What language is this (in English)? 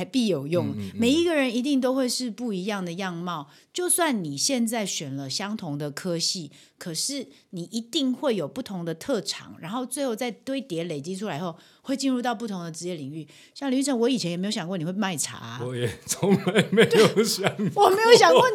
Chinese